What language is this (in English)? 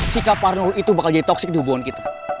Indonesian